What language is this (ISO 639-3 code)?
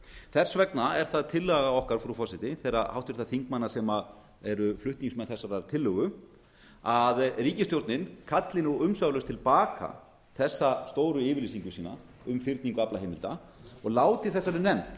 isl